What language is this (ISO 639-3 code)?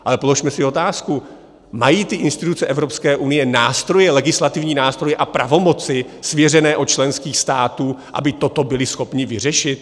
ces